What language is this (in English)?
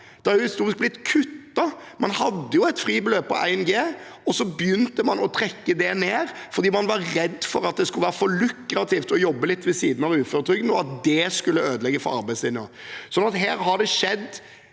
Norwegian